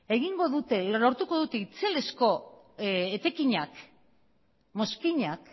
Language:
Basque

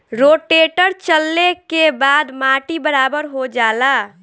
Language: Bhojpuri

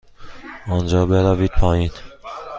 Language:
Persian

